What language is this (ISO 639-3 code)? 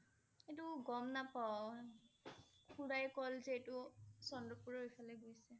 asm